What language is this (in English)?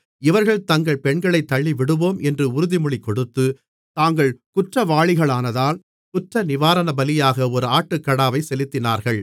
Tamil